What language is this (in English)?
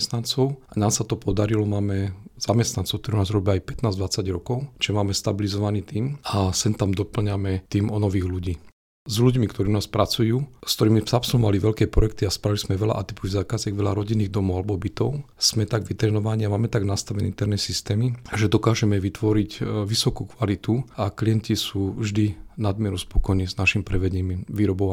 Slovak